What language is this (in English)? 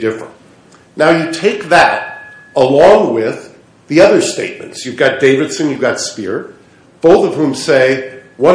English